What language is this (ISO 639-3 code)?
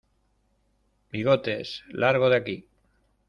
spa